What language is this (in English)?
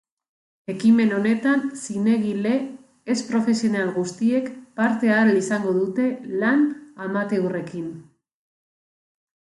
Basque